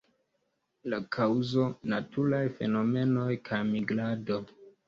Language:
Esperanto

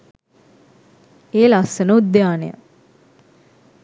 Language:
Sinhala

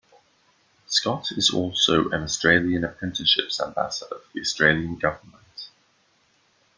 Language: English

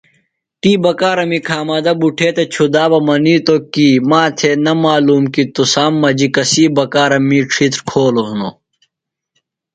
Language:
Phalura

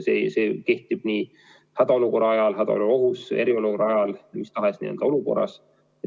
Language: Estonian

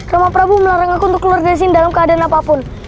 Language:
Indonesian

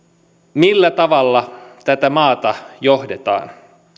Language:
Finnish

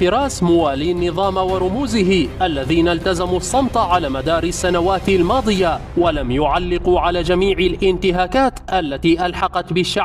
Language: Arabic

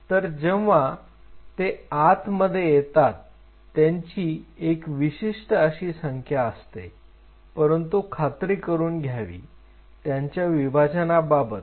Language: Marathi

